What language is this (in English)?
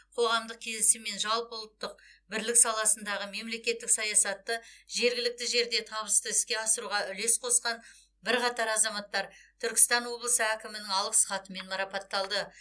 Kazakh